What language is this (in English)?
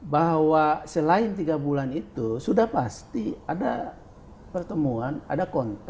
Indonesian